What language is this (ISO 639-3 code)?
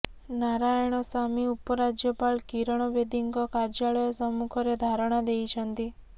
ori